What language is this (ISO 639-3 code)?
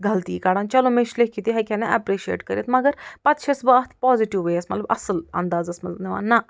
kas